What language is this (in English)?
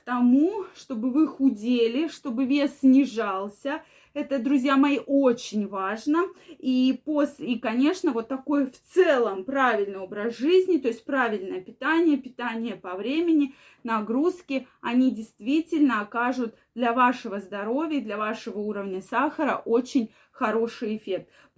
Russian